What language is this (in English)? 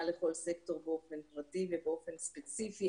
Hebrew